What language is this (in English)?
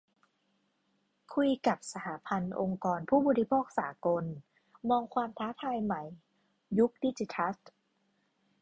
Thai